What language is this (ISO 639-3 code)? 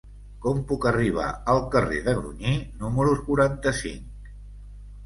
cat